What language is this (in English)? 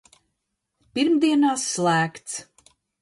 Latvian